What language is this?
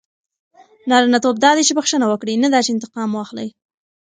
Pashto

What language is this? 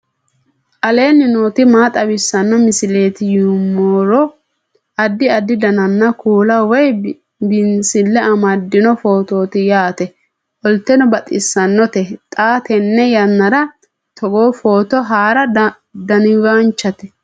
Sidamo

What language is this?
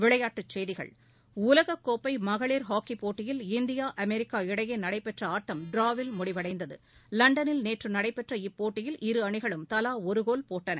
Tamil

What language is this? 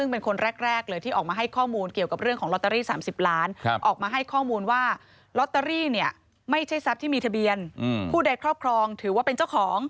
Thai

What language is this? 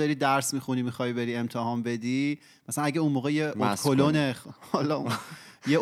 Persian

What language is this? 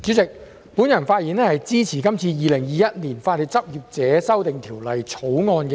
Cantonese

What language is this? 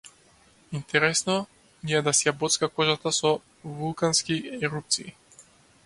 Macedonian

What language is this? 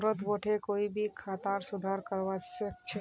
Magahi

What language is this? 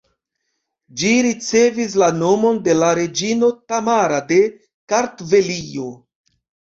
Esperanto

